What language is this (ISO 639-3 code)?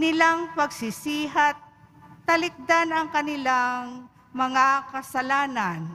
fil